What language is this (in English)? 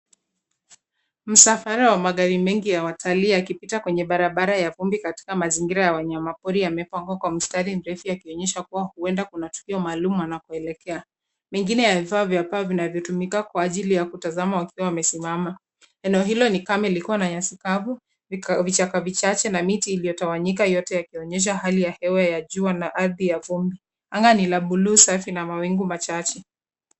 Swahili